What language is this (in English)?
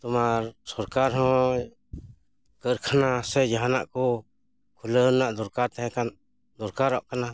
Santali